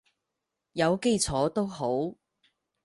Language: Cantonese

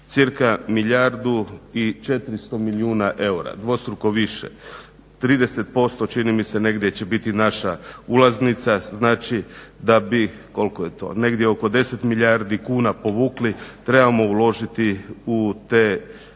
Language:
Croatian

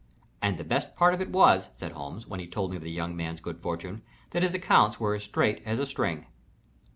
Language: English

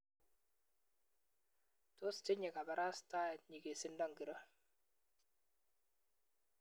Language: Kalenjin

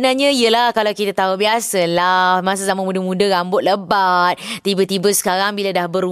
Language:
Malay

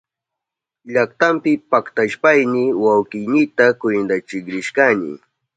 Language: Southern Pastaza Quechua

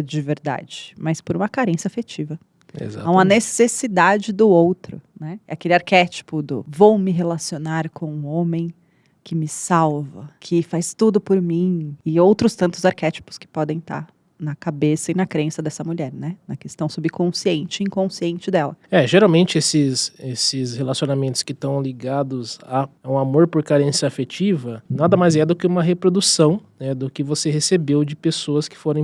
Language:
Portuguese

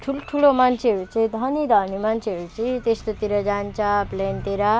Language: Nepali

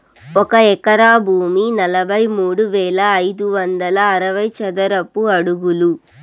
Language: Telugu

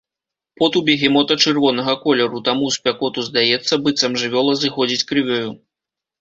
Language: Belarusian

